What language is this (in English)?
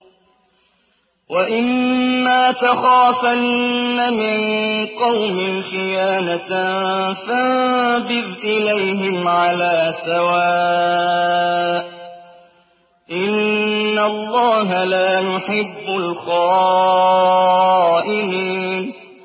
Arabic